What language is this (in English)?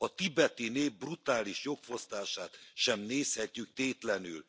Hungarian